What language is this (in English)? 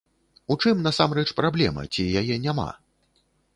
Belarusian